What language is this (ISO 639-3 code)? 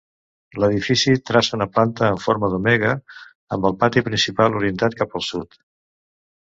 cat